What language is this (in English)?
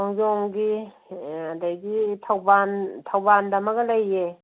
Manipuri